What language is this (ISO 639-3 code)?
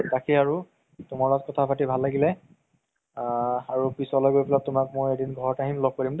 asm